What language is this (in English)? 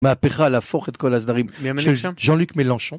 Hebrew